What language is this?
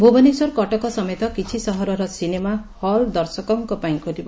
Odia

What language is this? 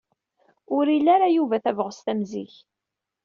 Kabyle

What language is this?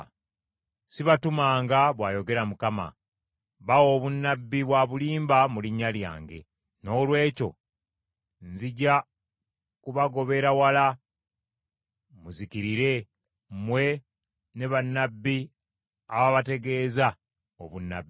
Ganda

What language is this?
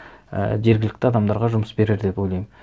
Kazakh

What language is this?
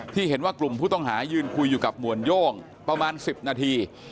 Thai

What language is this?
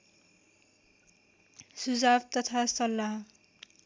Nepali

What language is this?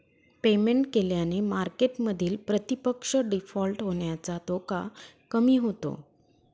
Marathi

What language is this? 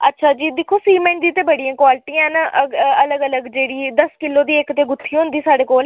Dogri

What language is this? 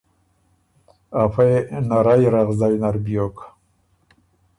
Ormuri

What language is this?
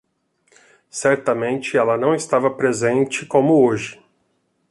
Portuguese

